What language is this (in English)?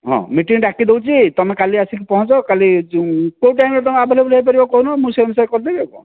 Odia